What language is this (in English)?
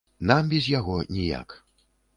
Belarusian